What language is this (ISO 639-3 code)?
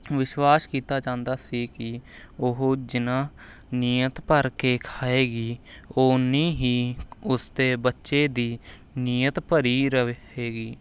pan